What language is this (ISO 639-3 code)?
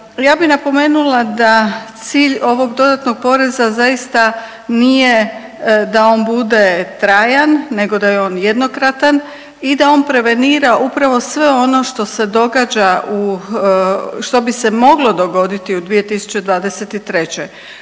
hrv